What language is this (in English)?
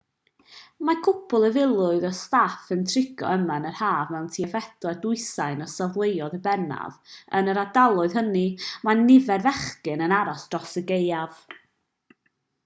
Welsh